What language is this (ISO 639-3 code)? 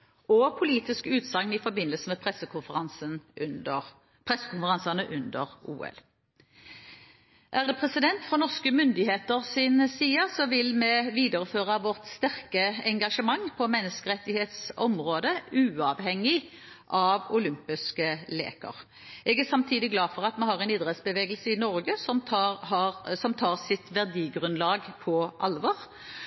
nob